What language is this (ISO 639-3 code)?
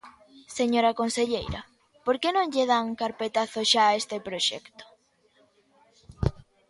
glg